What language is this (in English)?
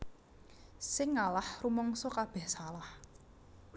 Javanese